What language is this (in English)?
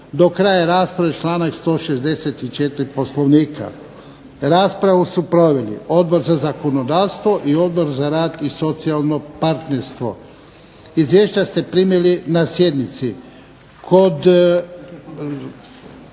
Croatian